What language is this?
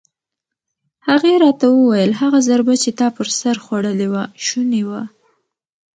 Pashto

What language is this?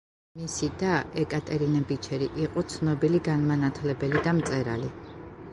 Georgian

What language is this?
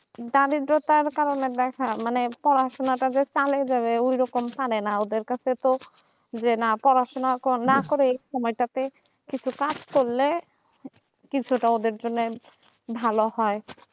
Bangla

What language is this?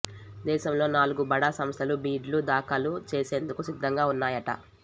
Telugu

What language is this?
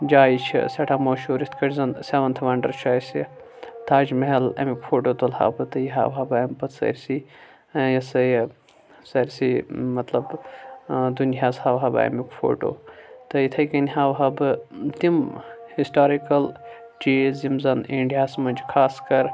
Kashmiri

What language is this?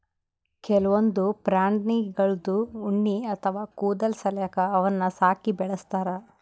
Kannada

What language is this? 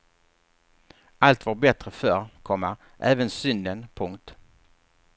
Swedish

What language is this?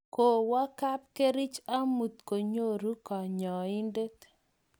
Kalenjin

